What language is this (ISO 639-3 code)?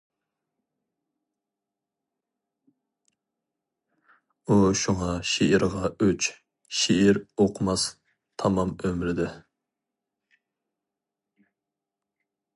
uig